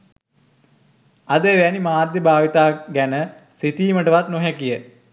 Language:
Sinhala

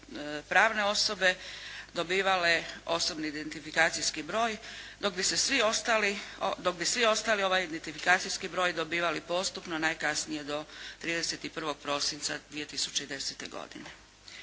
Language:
Croatian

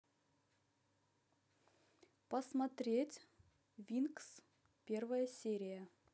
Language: Russian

